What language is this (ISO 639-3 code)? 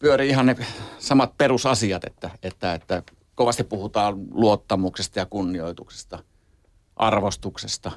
fin